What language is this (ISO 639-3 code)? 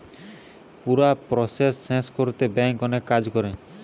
ben